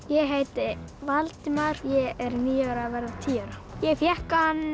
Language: Icelandic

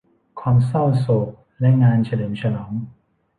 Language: Thai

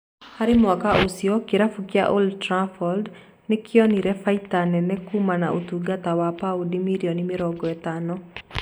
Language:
Kikuyu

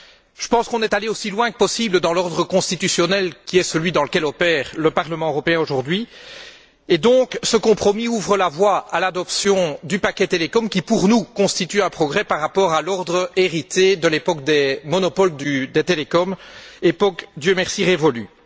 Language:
French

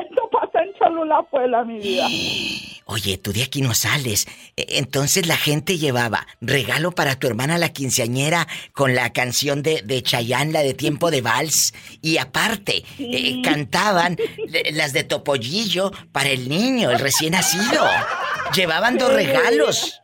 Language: Spanish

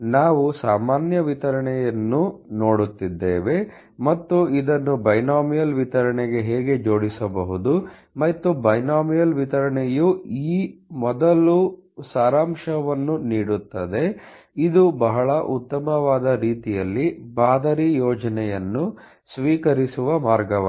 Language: Kannada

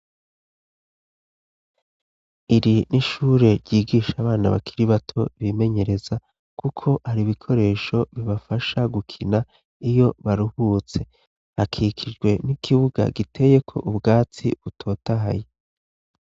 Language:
Rundi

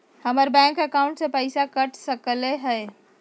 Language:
Magahi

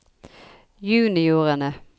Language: Norwegian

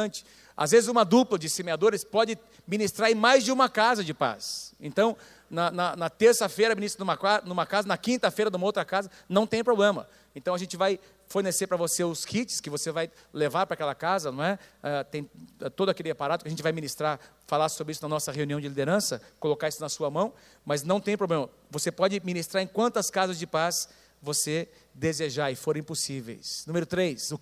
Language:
Portuguese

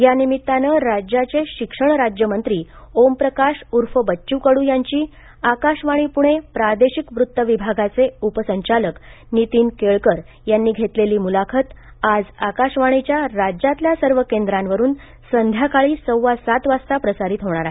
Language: Marathi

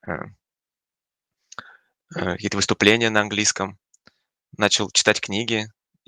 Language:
Russian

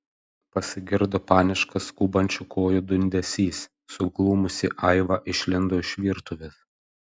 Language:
Lithuanian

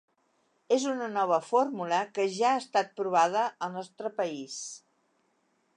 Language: Catalan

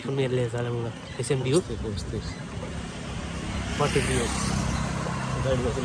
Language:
Indonesian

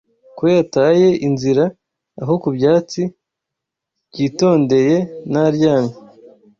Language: Kinyarwanda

